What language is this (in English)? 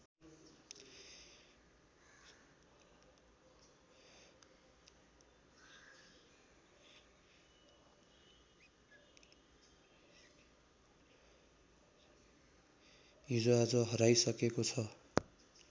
Nepali